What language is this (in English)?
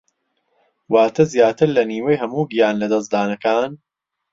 Central Kurdish